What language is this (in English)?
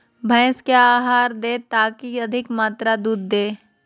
Magahi